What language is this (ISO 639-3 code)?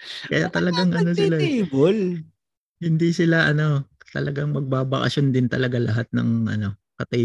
fil